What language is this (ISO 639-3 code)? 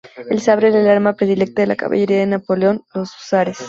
spa